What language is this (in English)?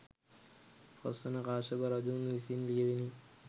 Sinhala